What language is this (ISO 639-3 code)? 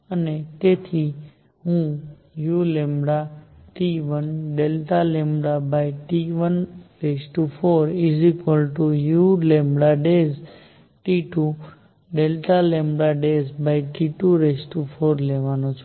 guj